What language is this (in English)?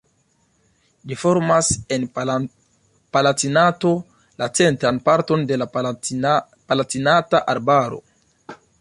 Esperanto